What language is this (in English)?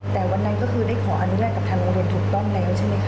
Thai